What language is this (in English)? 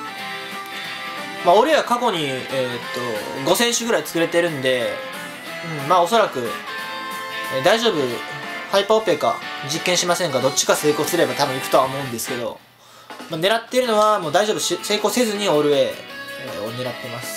Japanese